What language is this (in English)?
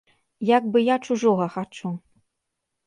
Belarusian